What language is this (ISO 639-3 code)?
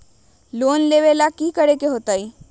mag